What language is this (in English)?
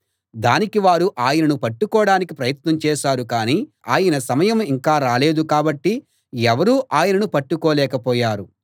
Telugu